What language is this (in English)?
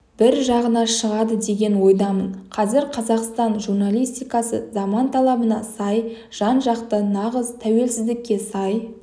Kazakh